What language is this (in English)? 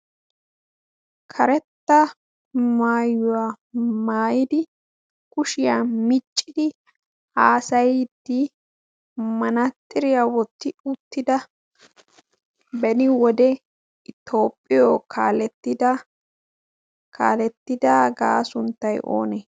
Wolaytta